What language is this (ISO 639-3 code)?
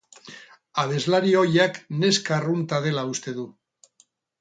eus